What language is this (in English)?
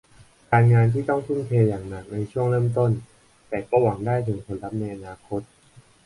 Thai